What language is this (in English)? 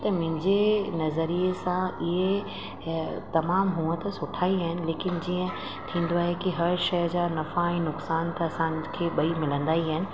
Sindhi